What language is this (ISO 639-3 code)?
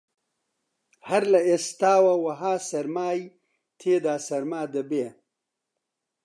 ckb